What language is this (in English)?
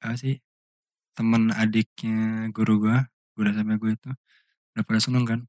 Indonesian